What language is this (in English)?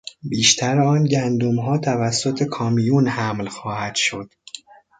Persian